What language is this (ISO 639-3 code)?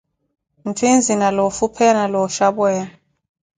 eko